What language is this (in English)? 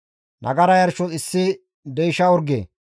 Gamo